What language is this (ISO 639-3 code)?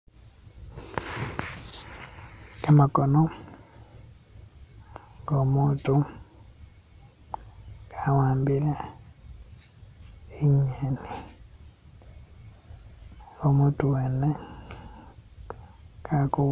myx